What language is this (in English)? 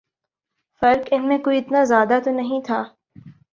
Urdu